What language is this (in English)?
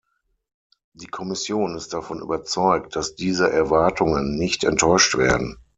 German